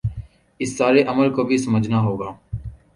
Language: Urdu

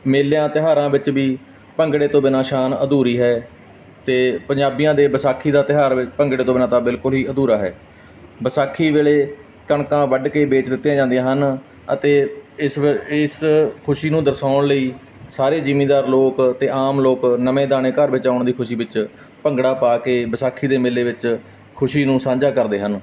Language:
Punjabi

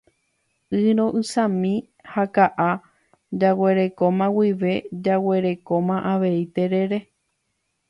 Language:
Guarani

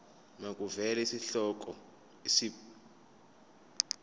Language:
Zulu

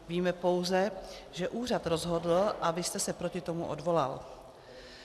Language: Czech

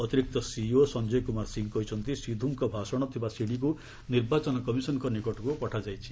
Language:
Odia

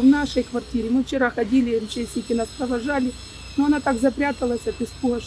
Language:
Ukrainian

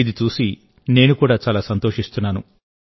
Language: Telugu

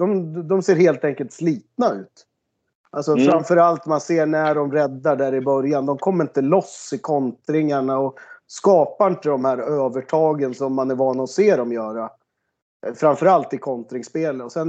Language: Swedish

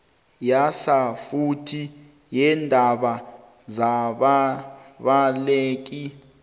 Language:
South Ndebele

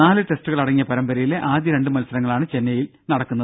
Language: Malayalam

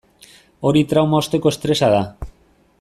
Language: Basque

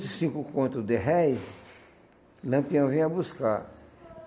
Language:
Portuguese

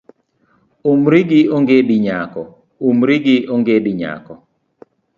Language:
Luo (Kenya and Tanzania)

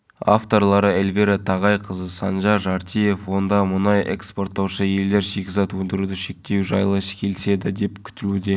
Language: Kazakh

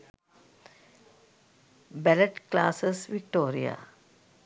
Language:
Sinhala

